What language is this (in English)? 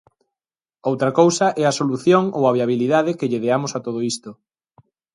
Galician